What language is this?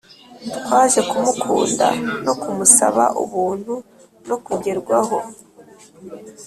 Kinyarwanda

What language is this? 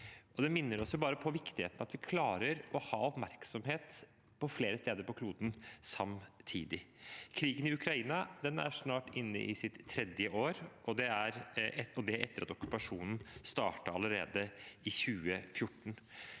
Norwegian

